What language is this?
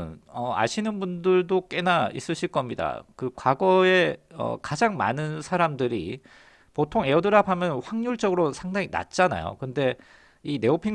Korean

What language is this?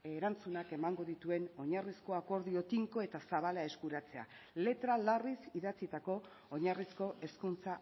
Basque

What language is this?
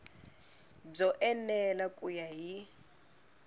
Tsonga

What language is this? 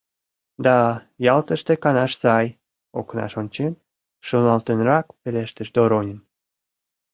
Mari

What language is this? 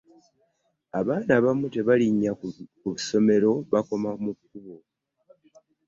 Ganda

